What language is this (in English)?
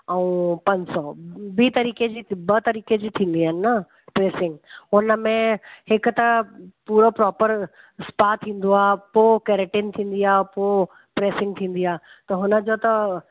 Sindhi